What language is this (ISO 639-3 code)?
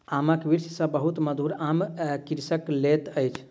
mai